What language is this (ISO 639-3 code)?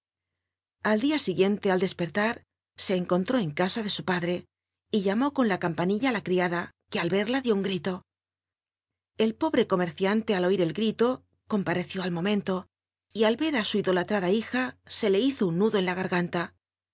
spa